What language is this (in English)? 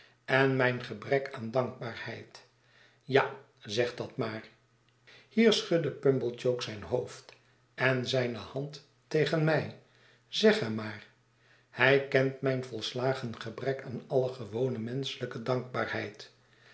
Dutch